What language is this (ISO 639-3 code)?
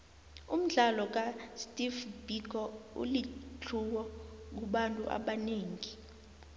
nbl